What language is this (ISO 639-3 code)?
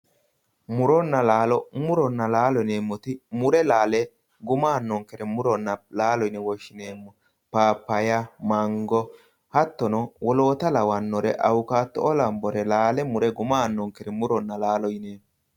sid